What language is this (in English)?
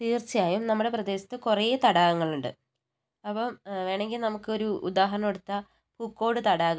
Malayalam